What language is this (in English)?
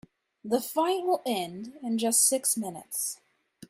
English